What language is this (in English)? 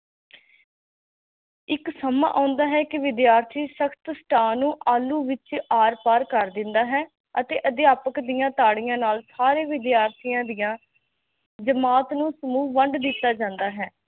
Punjabi